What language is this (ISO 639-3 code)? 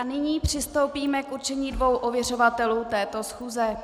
ces